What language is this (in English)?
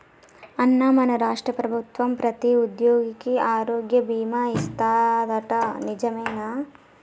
Telugu